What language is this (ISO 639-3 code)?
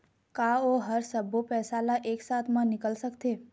hne